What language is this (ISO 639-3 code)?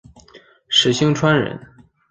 zho